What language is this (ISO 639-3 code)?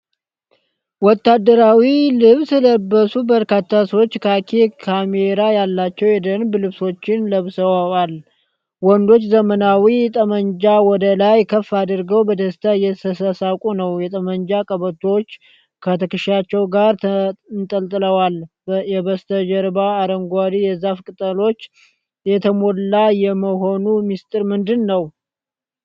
amh